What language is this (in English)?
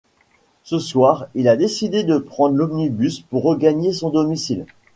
French